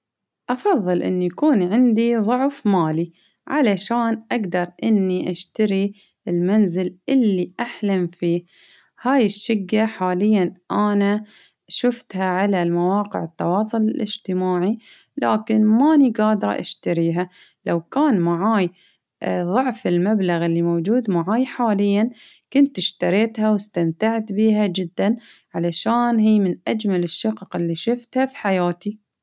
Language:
Baharna Arabic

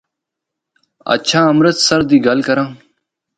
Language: Northern Hindko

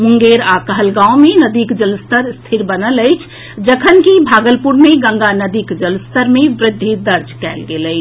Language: Maithili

